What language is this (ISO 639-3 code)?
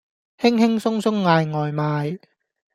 yue